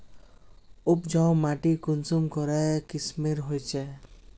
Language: Magahi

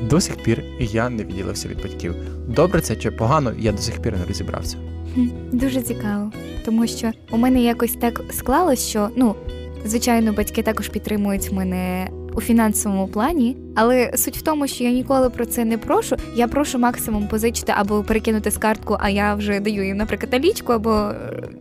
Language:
Ukrainian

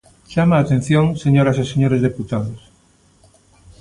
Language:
Galician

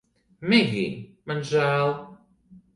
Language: Latvian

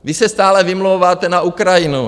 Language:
Czech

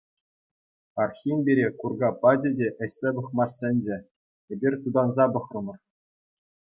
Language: Chuvash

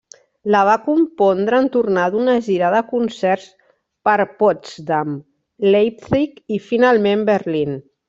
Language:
Catalan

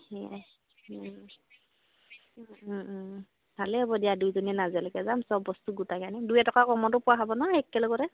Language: Assamese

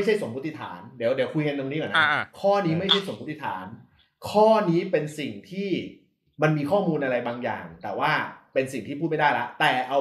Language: Thai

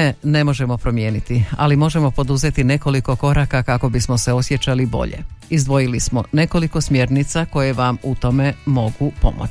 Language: Croatian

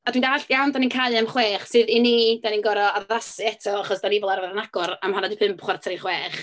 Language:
Welsh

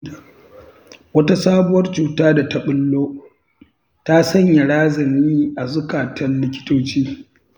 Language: Hausa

